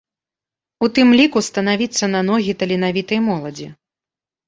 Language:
Belarusian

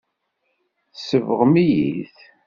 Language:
Kabyle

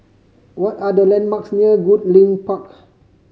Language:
English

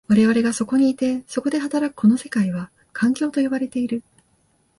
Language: Japanese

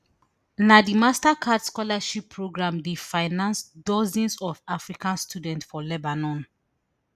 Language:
Nigerian Pidgin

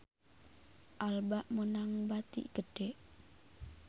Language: Sundanese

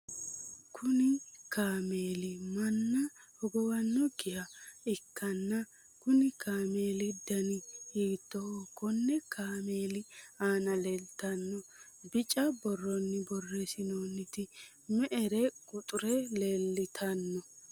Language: Sidamo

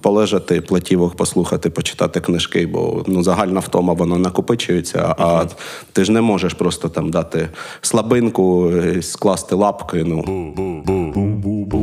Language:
Ukrainian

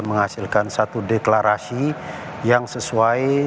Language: Indonesian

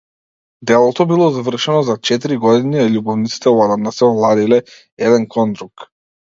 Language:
Macedonian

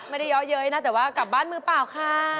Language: Thai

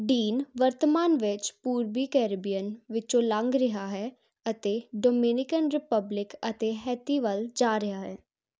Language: Punjabi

